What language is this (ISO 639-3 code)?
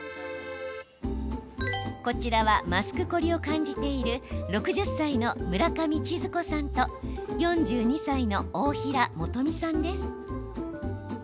jpn